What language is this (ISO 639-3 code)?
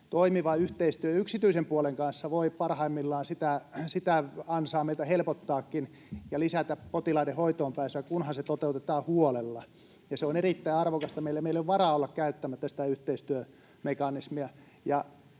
fin